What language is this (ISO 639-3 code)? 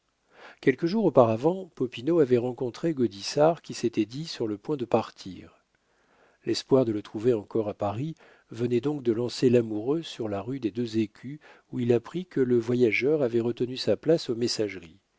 fra